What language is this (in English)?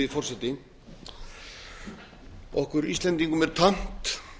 Icelandic